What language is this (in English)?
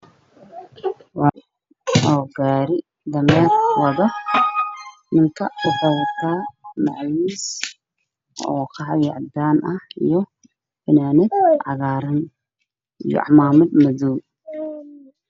Somali